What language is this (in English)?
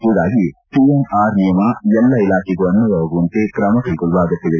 Kannada